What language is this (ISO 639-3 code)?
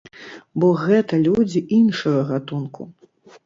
bel